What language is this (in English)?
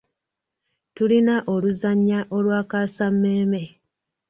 Ganda